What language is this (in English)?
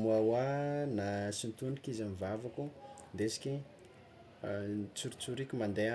Tsimihety Malagasy